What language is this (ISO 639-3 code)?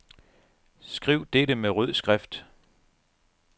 dan